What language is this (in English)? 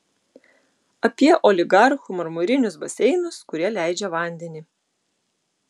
Lithuanian